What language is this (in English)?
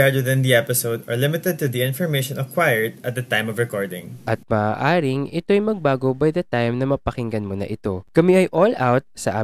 Filipino